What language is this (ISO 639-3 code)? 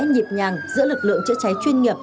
vie